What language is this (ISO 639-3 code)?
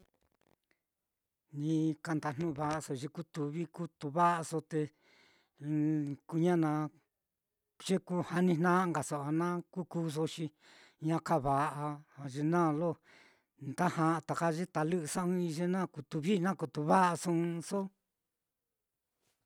vmm